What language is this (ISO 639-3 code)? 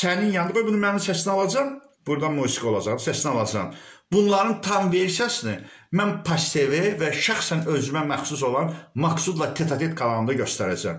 tur